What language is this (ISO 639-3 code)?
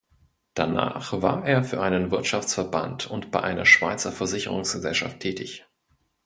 deu